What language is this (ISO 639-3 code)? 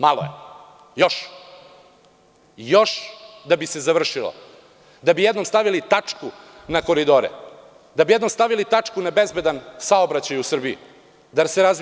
srp